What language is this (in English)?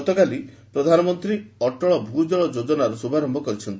Odia